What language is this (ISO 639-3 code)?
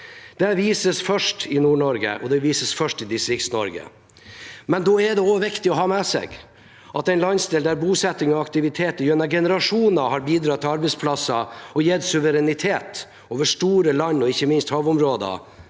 nor